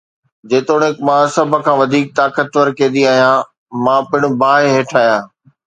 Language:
Sindhi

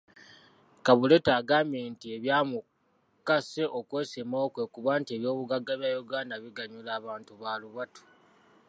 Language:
Ganda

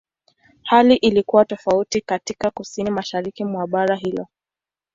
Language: Swahili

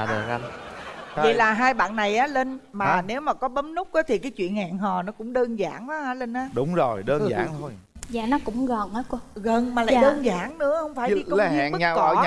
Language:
Vietnamese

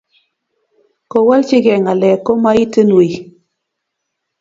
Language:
Kalenjin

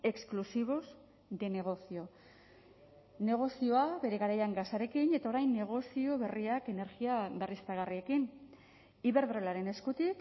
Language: Basque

